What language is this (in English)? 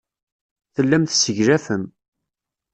Kabyle